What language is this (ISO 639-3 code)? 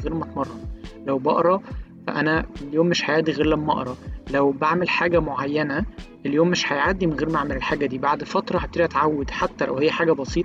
ara